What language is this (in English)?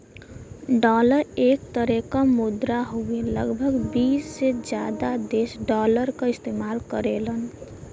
Bhojpuri